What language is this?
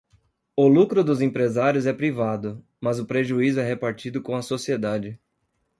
Portuguese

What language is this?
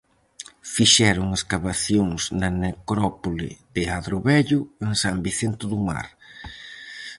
Galician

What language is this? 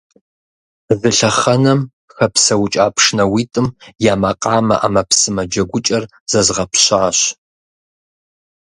Kabardian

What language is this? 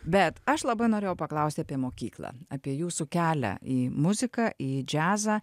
Lithuanian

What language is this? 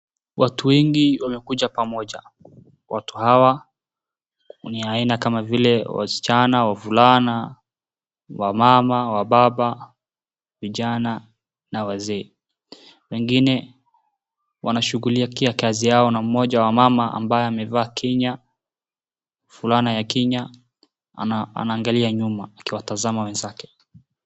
Swahili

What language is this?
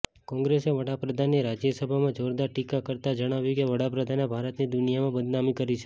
Gujarati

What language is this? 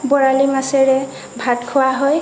Assamese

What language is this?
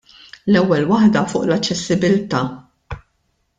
Maltese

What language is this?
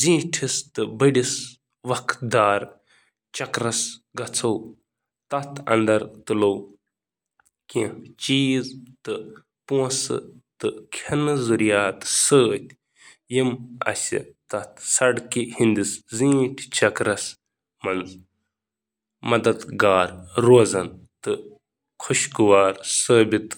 Kashmiri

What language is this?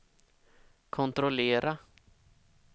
Swedish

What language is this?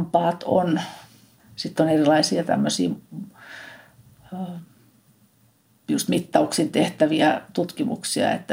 Finnish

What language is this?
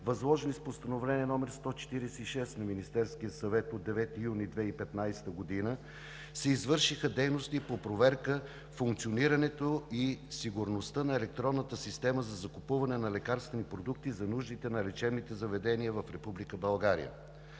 Bulgarian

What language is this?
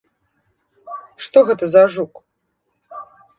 Belarusian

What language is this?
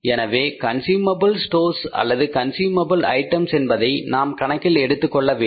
Tamil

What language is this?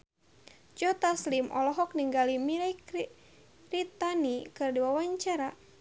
Sundanese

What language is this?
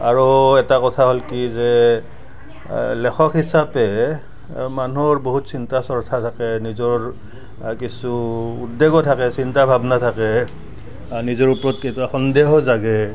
Assamese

